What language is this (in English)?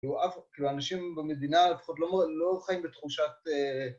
Hebrew